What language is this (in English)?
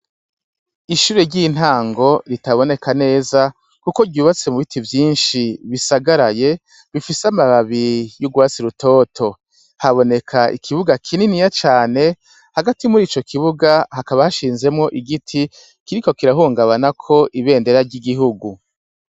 Rundi